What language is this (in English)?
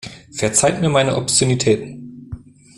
German